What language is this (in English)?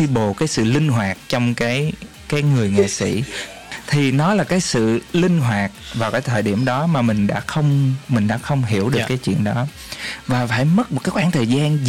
Vietnamese